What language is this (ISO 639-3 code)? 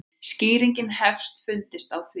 isl